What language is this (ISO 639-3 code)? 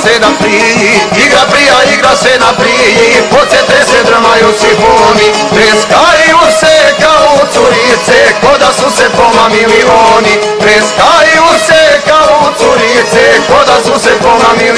hin